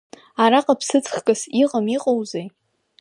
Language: Abkhazian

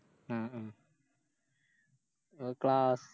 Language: Malayalam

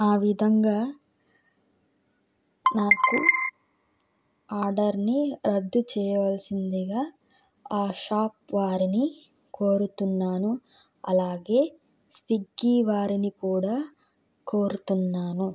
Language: Telugu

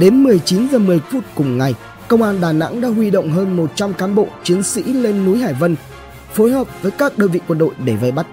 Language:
Vietnamese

